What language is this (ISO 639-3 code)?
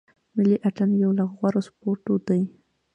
pus